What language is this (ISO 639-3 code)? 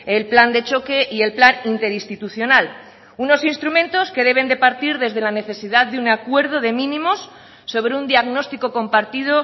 spa